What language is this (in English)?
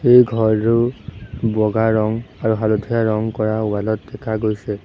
Assamese